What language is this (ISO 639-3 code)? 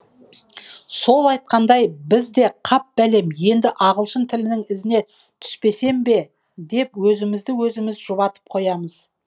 kaz